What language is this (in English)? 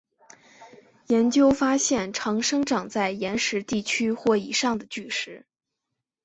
Chinese